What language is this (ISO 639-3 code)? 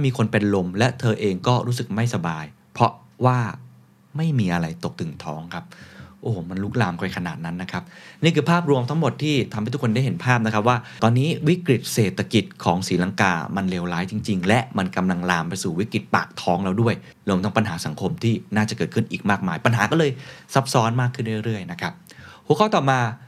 tha